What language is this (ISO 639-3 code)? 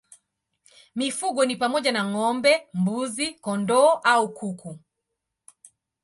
swa